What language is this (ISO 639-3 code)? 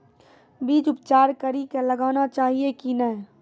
mai